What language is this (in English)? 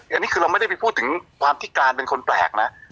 Thai